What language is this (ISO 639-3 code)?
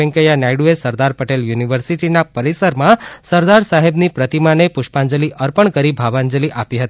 guj